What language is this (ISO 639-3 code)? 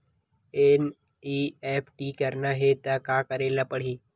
hne